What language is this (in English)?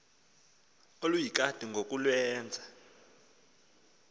Xhosa